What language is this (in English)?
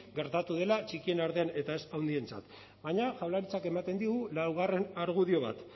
Basque